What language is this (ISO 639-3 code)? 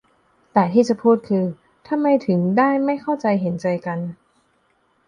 tha